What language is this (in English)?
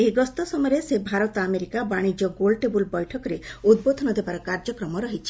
Odia